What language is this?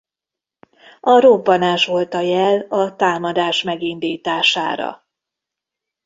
Hungarian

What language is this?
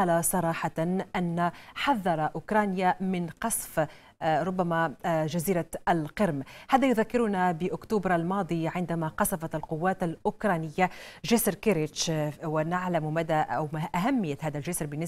Arabic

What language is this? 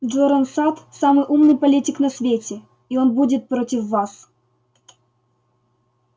Russian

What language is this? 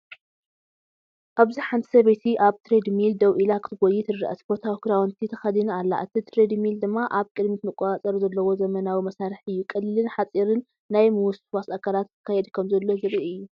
Tigrinya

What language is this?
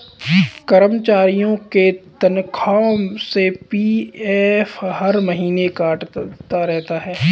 Hindi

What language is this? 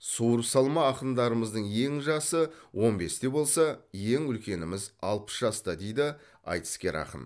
Kazakh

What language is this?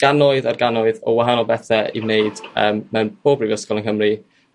Welsh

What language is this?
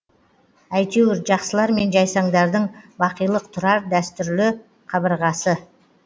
Kazakh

